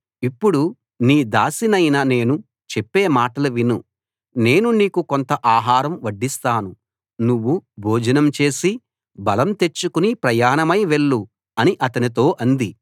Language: Telugu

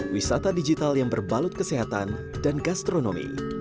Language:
Indonesian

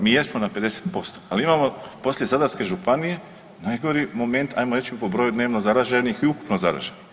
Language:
Croatian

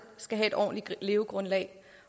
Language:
Danish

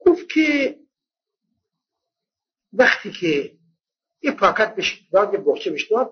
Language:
Persian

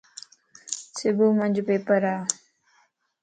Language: Lasi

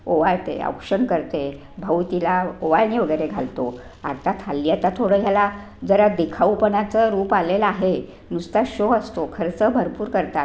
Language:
Marathi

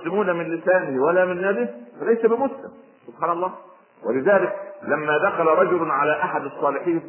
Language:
Arabic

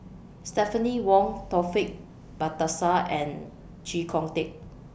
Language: English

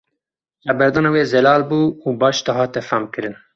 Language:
Kurdish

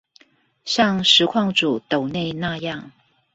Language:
Chinese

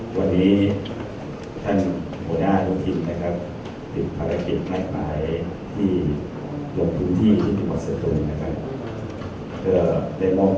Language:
Thai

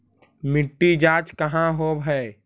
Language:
Magahi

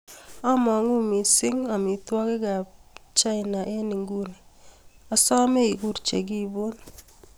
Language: Kalenjin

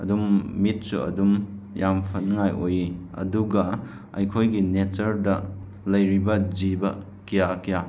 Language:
Manipuri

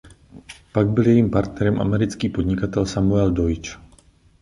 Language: Czech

